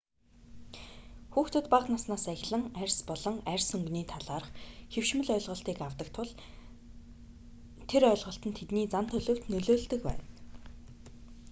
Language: Mongolian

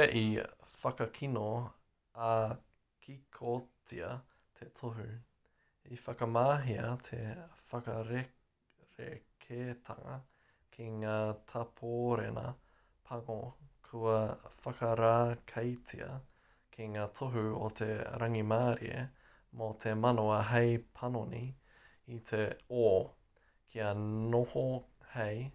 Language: Māori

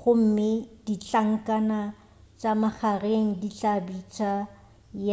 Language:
Northern Sotho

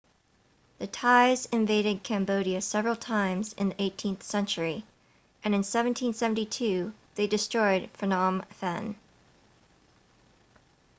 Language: English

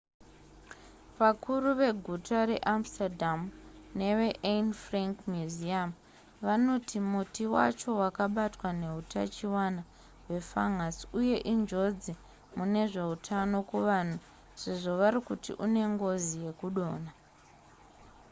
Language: Shona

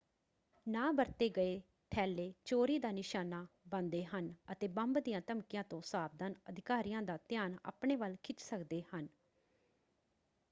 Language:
Punjabi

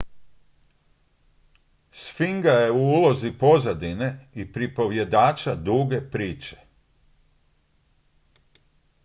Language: Croatian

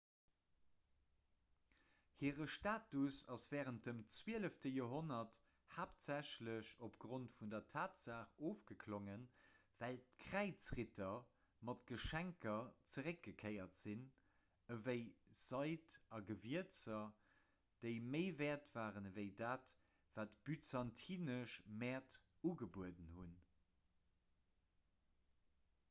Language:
Luxembourgish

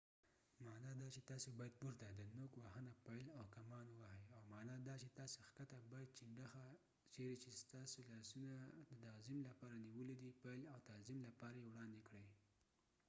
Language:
Pashto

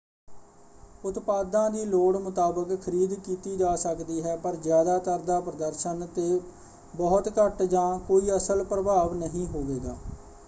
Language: Punjabi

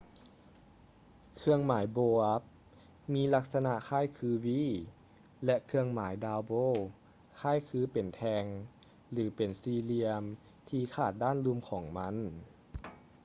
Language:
Lao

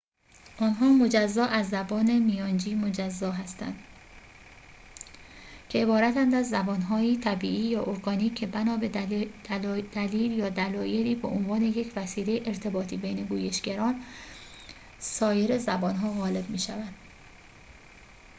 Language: Persian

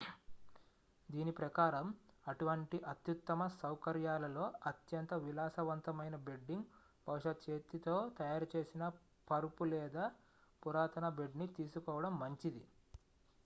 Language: Telugu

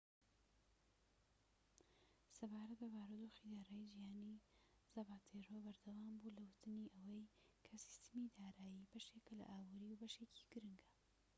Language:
Central Kurdish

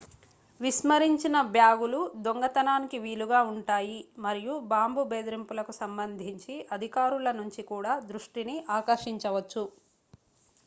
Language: Telugu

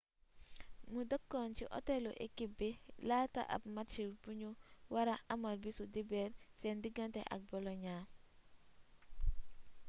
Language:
Wolof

